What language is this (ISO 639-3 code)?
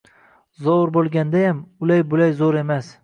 uzb